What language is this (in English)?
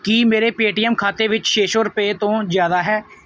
Punjabi